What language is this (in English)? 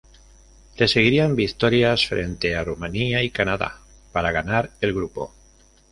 Spanish